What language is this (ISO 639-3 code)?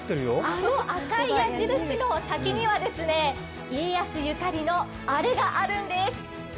jpn